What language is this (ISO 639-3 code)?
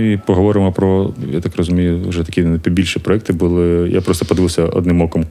ukr